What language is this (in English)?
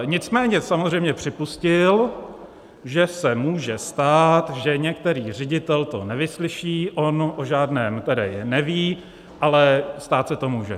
Czech